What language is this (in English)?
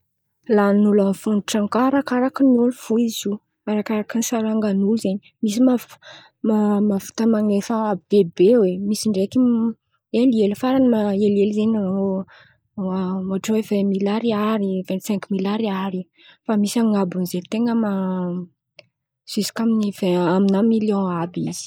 Antankarana Malagasy